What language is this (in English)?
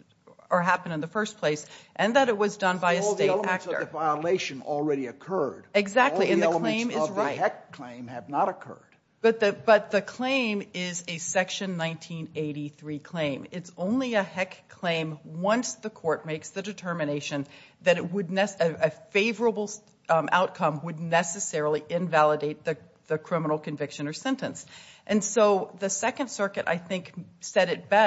English